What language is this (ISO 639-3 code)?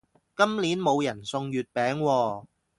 yue